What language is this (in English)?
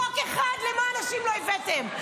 Hebrew